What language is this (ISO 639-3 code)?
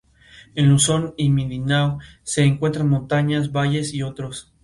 spa